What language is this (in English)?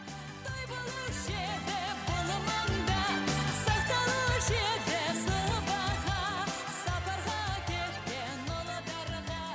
Kazakh